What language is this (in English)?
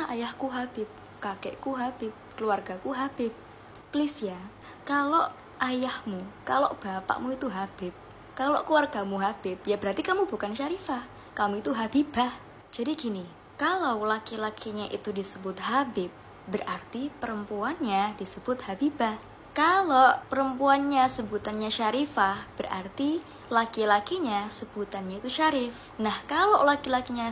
Indonesian